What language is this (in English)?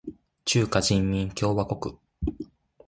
Japanese